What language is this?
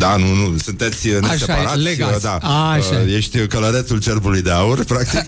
Romanian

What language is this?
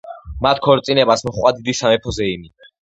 Georgian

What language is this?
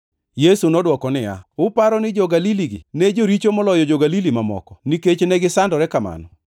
Luo (Kenya and Tanzania)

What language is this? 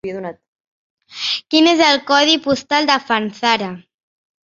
Catalan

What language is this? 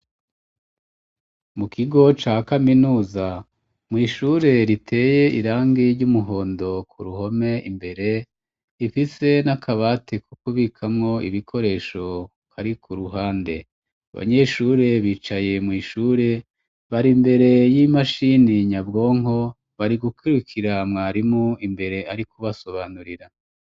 Rundi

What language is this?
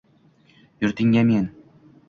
Uzbek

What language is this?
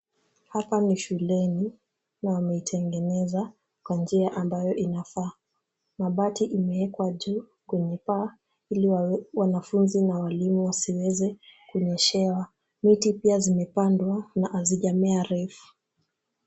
Swahili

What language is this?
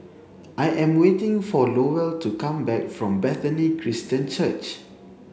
English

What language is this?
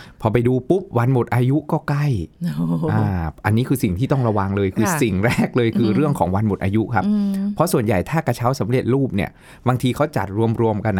Thai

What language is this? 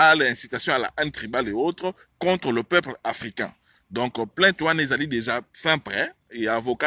French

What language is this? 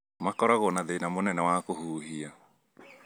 Kikuyu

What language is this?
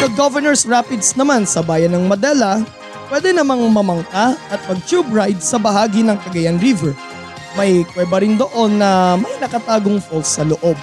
Filipino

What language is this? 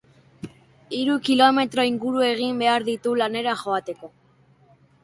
Basque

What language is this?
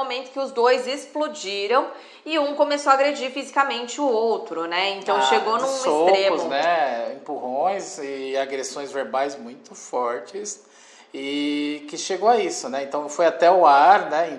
Portuguese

